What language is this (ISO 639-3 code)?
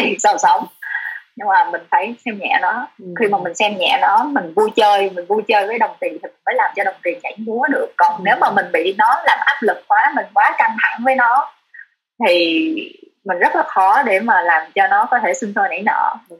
vie